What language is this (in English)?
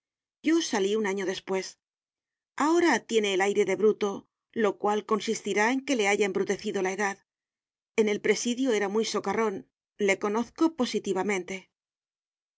Spanish